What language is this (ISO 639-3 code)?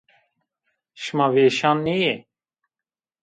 zza